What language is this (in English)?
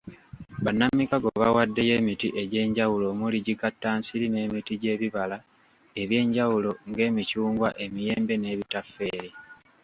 Ganda